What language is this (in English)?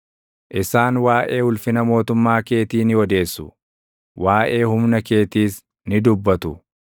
Oromo